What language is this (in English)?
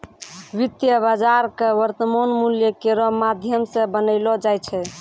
Maithili